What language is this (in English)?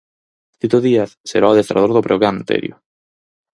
Galician